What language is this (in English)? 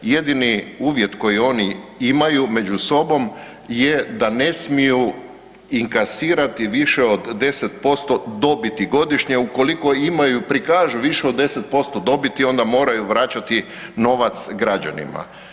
Croatian